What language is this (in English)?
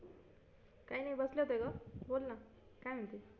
Marathi